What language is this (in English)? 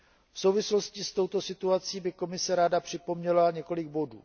Czech